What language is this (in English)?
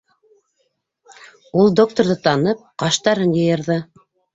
Bashkir